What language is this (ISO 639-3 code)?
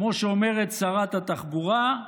heb